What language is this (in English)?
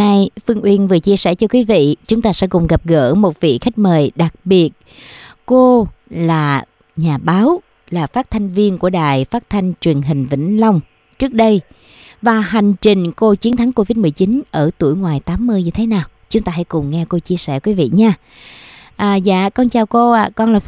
Vietnamese